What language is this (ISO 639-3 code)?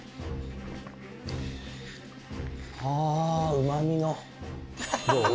jpn